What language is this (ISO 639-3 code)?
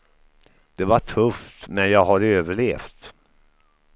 swe